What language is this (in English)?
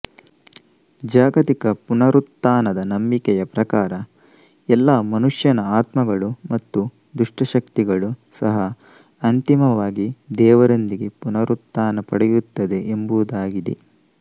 Kannada